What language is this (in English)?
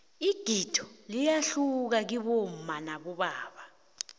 South Ndebele